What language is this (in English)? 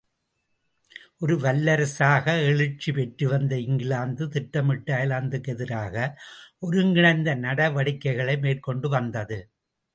Tamil